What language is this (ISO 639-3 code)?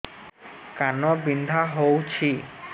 ori